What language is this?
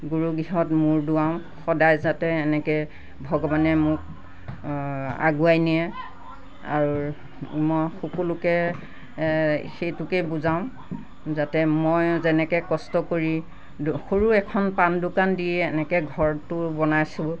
Assamese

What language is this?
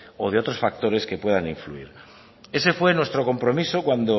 Spanish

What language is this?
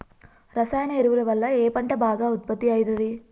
Telugu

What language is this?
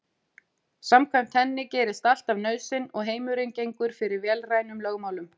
Icelandic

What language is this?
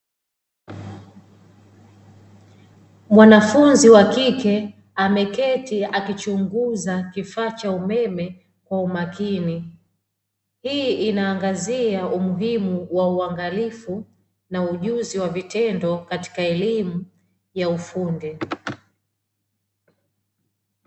Swahili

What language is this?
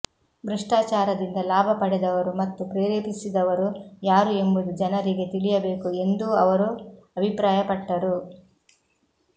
Kannada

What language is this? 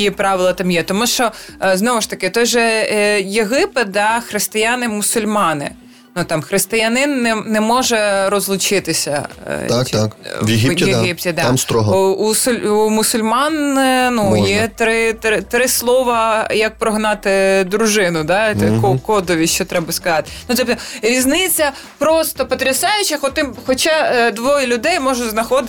Ukrainian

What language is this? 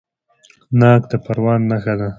Pashto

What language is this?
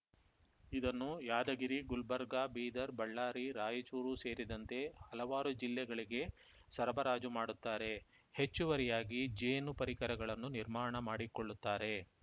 Kannada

